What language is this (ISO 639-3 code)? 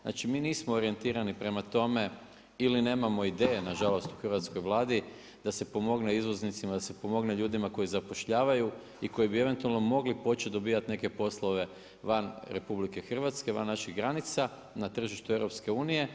hrv